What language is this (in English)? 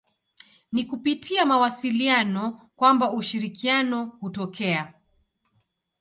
Swahili